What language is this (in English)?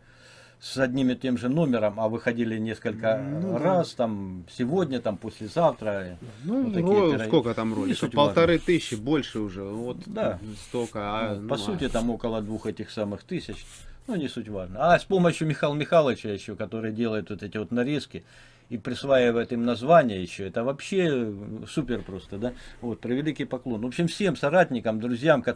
Russian